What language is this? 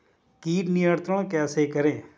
Hindi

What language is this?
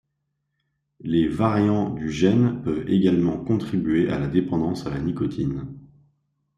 French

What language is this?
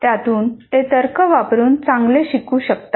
Marathi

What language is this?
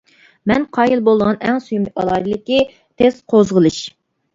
Uyghur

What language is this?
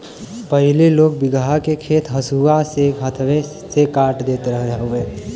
Bhojpuri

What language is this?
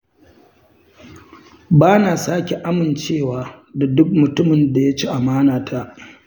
Hausa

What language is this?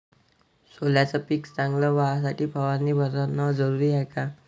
Marathi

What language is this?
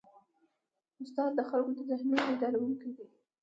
Pashto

